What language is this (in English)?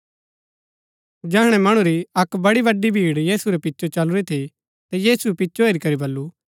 Gaddi